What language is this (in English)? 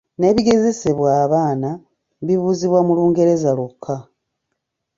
Ganda